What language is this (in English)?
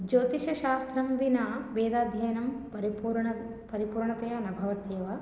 Sanskrit